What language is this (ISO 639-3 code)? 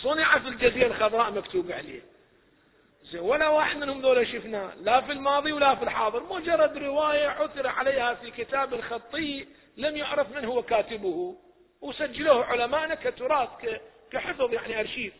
ara